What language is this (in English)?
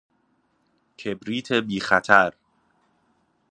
Persian